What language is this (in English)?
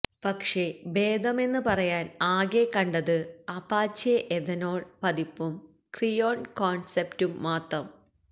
Malayalam